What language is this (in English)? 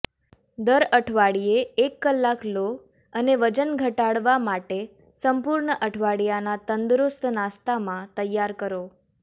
Gujarati